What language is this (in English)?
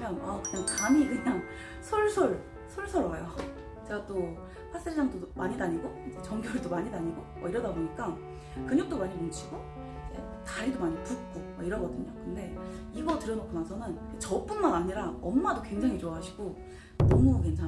Korean